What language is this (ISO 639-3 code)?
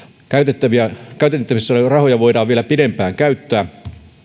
fin